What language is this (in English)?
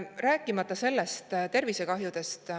Estonian